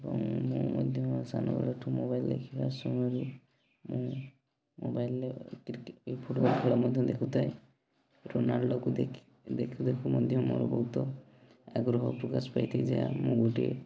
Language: Odia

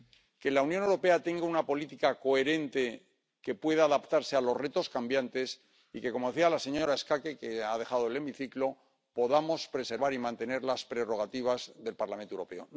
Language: Spanish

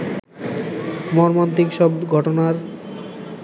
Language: Bangla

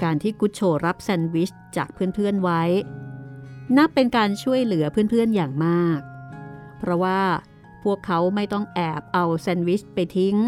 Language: Thai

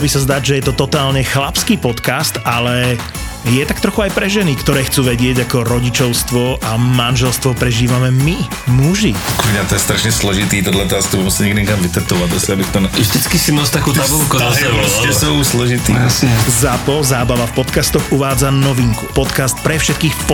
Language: Slovak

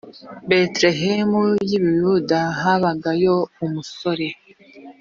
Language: Kinyarwanda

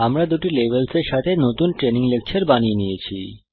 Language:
Bangla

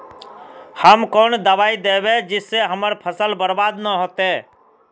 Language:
Magahi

